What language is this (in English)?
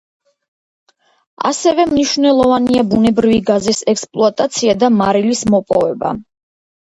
Georgian